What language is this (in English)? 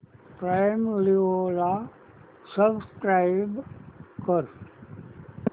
Marathi